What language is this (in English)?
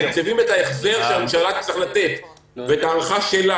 Hebrew